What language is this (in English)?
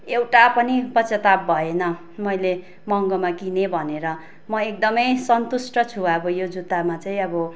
Nepali